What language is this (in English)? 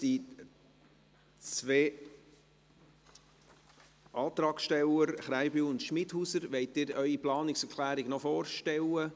Swiss German